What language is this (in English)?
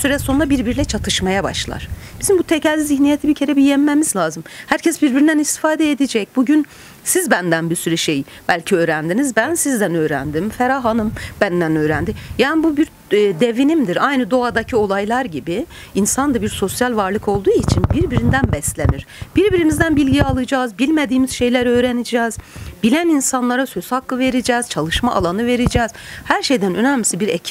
Turkish